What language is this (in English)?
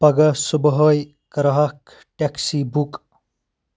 Kashmiri